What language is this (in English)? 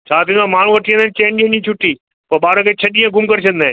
Sindhi